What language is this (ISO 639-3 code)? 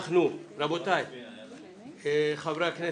heb